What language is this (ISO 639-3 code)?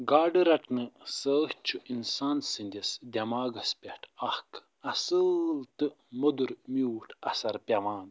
kas